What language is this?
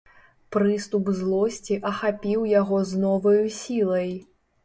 Belarusian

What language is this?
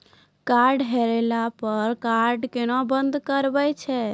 Maithili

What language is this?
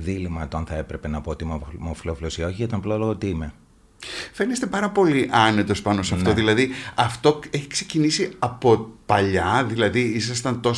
Greek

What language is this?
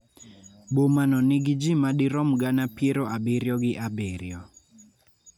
Luo (Kenya and Tanzania)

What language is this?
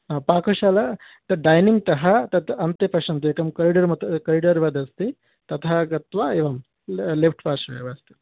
Sanskrit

